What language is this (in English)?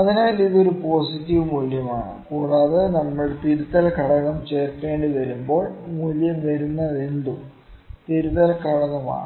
Malayalam